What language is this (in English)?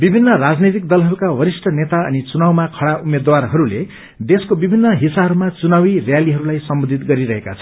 Nepali